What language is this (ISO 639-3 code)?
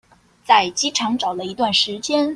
zho